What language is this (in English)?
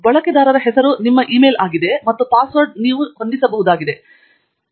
Kannada